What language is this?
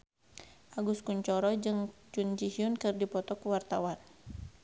Sundanese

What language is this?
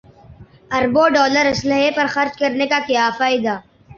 Urdu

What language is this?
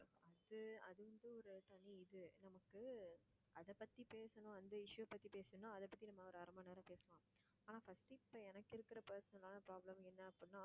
Tamil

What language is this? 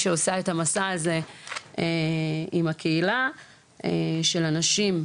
Hebrew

